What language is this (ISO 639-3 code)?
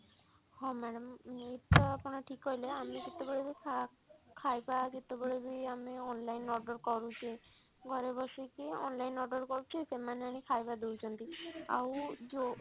ori